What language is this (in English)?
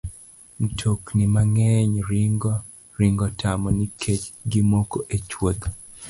Luo (Kenya and Tanzania)